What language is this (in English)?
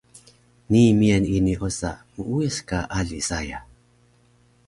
Taroko